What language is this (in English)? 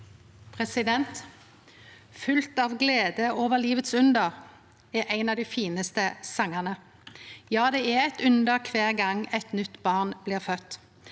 Norwegian